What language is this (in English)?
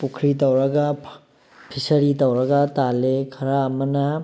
Manipuri